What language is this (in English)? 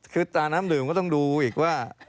Thai